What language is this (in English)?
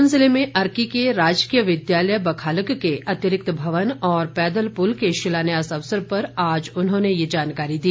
Hindi